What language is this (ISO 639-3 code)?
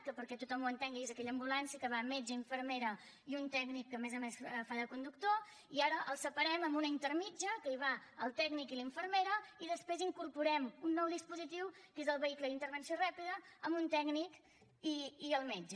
cat